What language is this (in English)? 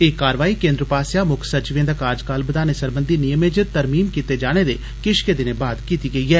Dogri